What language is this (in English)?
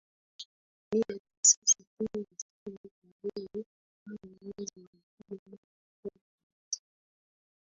Swahili